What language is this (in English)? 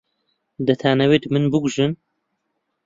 Central Kurdish